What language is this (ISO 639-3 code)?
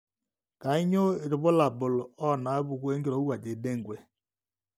mas